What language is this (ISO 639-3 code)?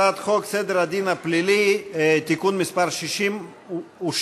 heb